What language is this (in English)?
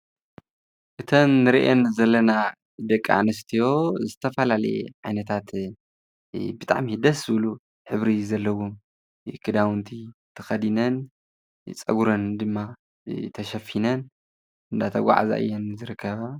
Tigrinya